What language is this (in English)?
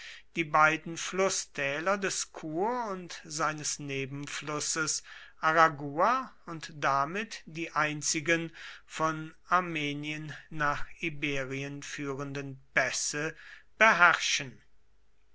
German